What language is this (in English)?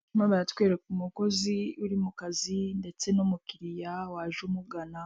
Kinyarwanda